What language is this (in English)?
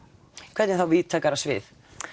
Icelandic